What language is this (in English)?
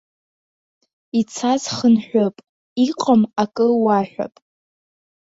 Abkhazian